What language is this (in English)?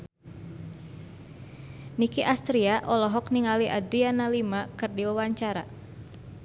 Sundanese